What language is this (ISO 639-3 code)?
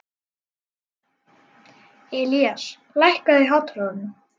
isl